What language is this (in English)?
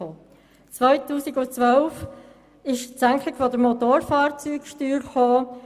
Swiss German